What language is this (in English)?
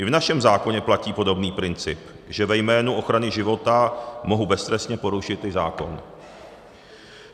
Czech